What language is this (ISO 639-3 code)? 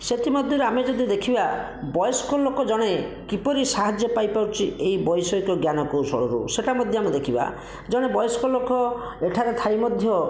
ori